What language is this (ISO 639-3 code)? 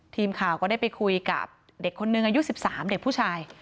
tha